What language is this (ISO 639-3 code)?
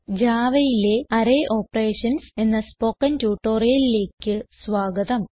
mal